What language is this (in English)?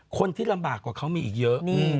Thai